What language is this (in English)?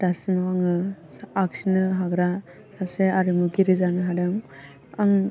Bodo